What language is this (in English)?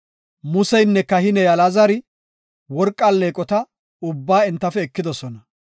Gofa